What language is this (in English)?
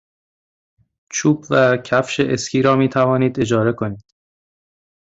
Persian